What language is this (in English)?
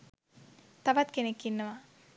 Sinhala